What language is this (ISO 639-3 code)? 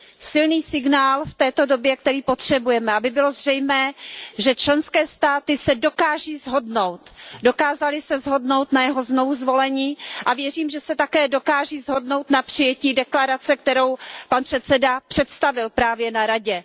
ces